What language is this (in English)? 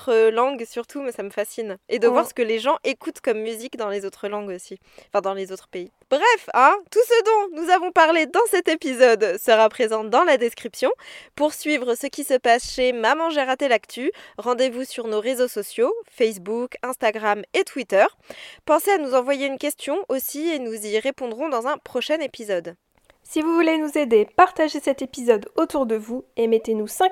French